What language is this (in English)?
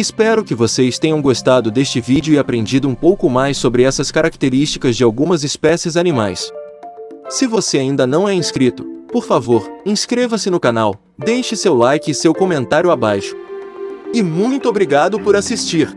Portuguese